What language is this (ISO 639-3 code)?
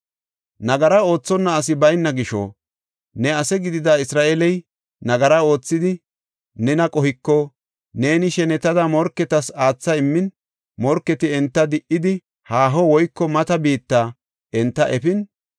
gof